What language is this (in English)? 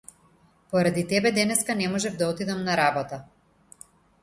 Macedonian